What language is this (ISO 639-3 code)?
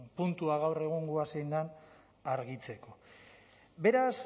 eus